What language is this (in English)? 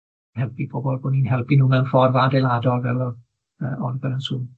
Welsh